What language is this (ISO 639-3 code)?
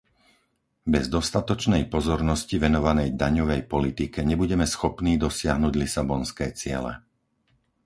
slk